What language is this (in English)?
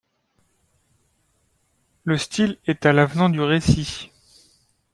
French